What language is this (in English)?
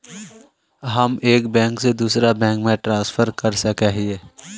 Magahi